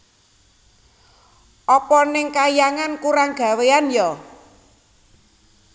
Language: Javanese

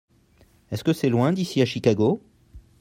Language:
French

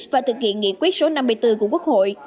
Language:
Vietnamese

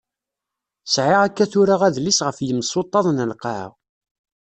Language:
Kabyle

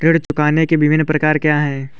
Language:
Hindi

